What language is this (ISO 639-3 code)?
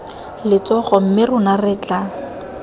tsn